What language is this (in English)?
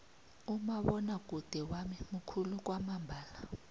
South Ndebele